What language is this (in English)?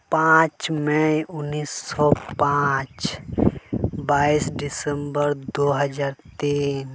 Santali